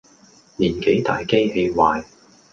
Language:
Cantonese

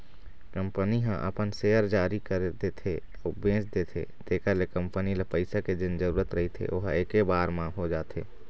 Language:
Chhattisgarhi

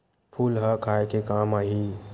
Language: Chhattisgarhi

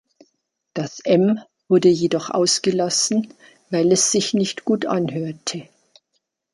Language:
German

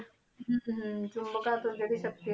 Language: Punjabi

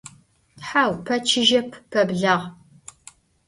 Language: Adyghe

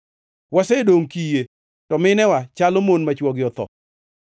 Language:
Luo (Kenya and Tanzania)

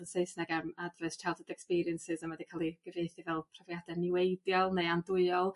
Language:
Welsh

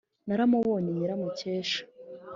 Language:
Kinyarwanda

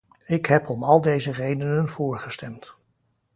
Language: Dutch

